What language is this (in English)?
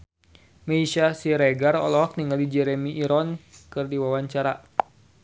Sundanese